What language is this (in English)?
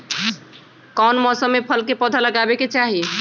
Magahi